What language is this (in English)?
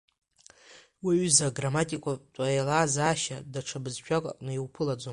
Abkhazian